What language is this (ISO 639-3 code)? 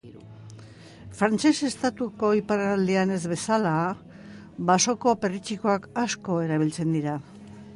eus